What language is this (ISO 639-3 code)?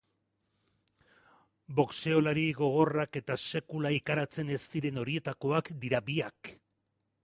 eus